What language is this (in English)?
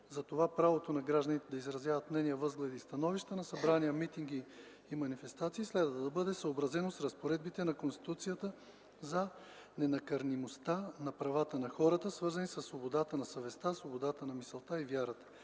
Bulgarian